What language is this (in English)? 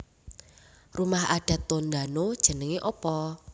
Javanese